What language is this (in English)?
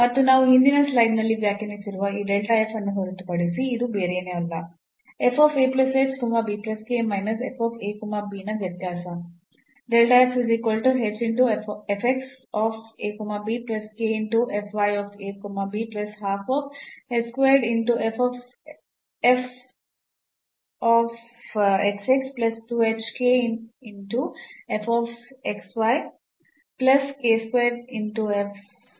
Kannada